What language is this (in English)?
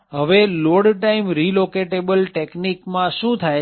Gujarati